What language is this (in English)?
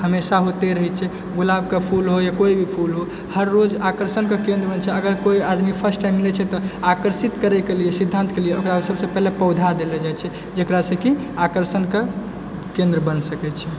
Maithili